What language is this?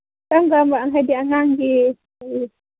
Manipuri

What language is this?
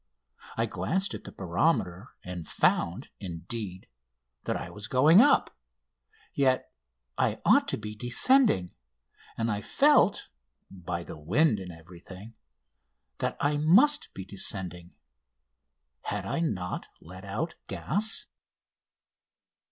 English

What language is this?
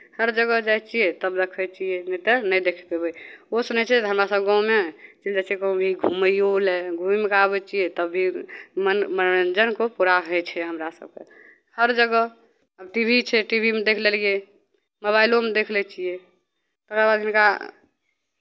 Maithili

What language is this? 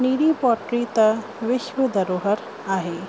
Sindhi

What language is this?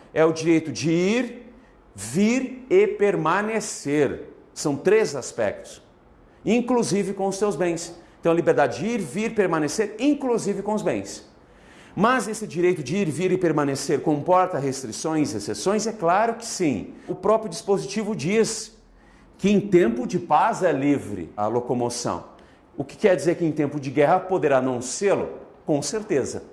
Portuguese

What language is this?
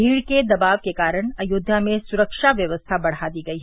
Hindi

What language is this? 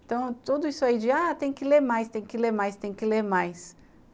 Portuguese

